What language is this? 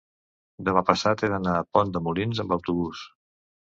Catalan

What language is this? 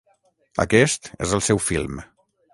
Catalan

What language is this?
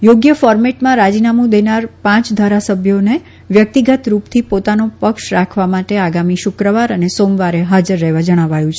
Gujarati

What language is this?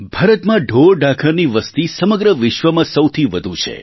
Gujarati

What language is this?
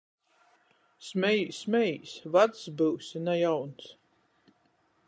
Latgalian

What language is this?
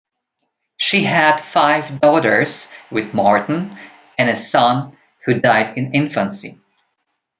English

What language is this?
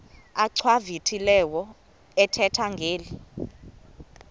Xhosa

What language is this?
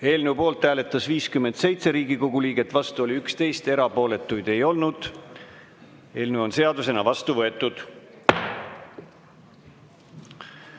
Estonian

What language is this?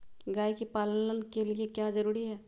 Magahi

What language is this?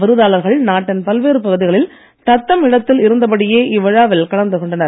Tamil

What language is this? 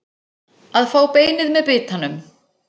Icelandic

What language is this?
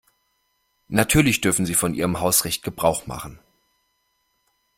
German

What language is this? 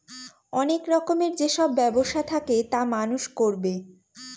Bangla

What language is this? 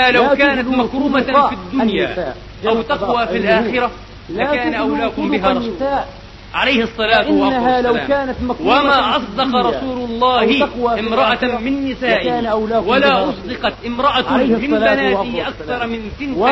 Arabic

